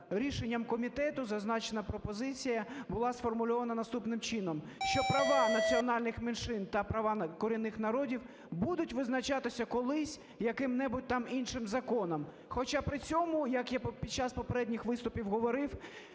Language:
Ukrainian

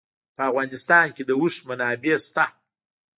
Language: Pashto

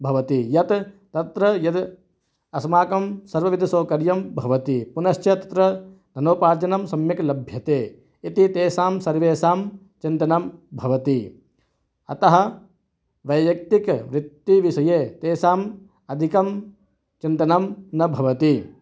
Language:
Sanskrit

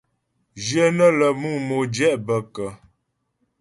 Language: Ghomala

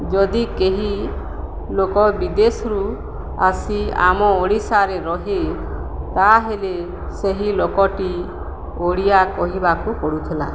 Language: Odia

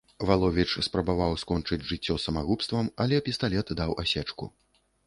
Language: Belarusian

